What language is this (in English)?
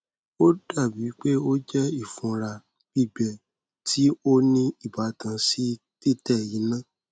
Yoruba